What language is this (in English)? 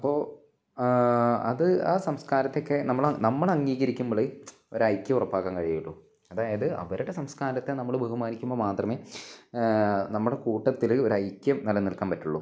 Malayalam